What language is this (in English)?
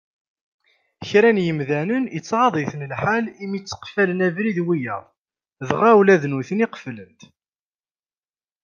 Kabyle